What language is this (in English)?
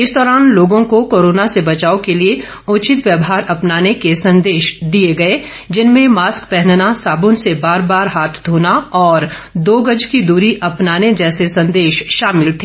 Hindi